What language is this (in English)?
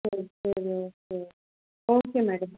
Tamil